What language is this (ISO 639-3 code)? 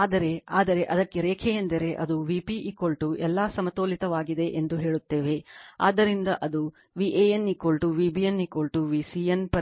kan